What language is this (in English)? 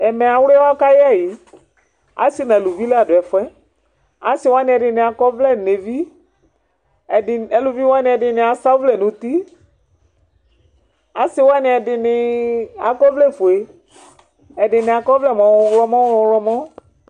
Ikposo